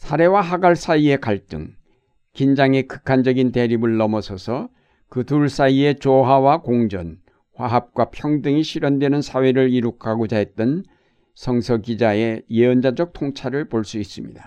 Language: Korean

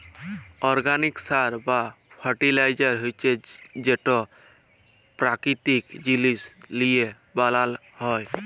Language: Bangla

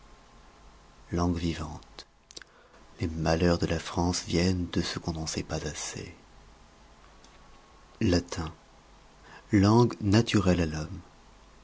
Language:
French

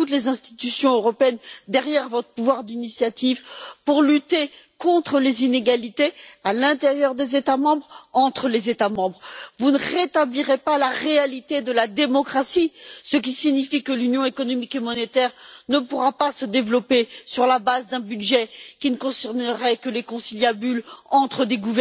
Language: French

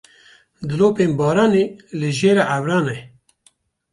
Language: Kurdish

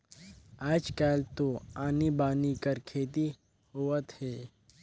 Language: Chhattisgarhi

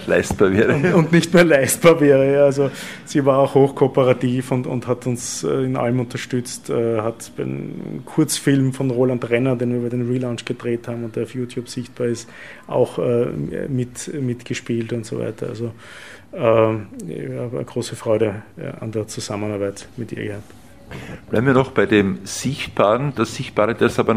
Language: German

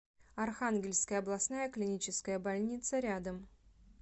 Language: Russian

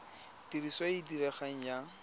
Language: Tswana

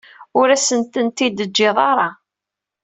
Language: Kabyle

